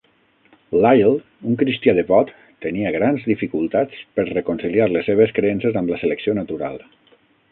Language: Catalan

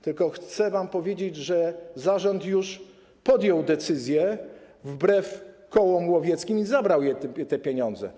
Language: Polish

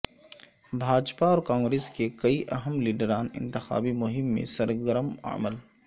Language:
Urdu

